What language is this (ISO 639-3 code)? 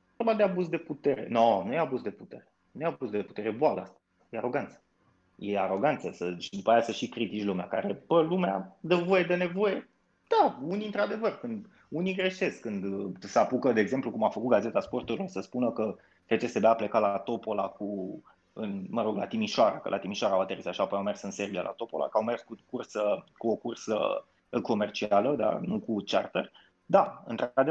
ron